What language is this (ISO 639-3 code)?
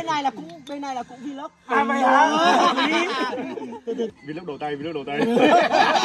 vie